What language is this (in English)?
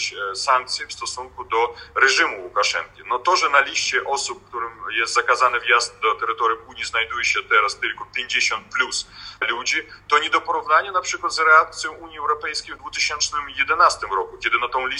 Polish